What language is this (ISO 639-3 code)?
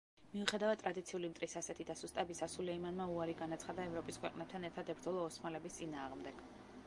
kat